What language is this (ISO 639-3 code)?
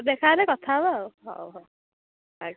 ori